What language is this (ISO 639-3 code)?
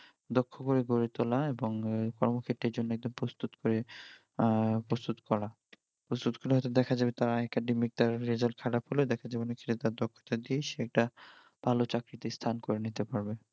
ben